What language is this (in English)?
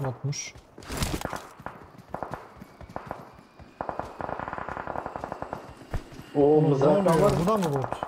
Turkish